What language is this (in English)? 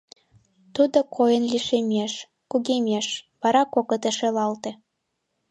Mari